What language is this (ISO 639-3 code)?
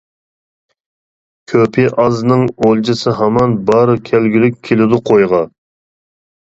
uig